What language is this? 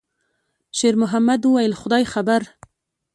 Pashto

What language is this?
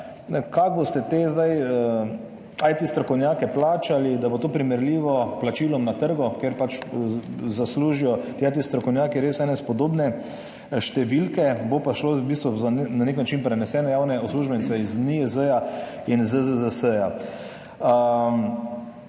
Slovenian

